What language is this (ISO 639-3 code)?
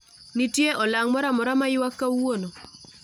luo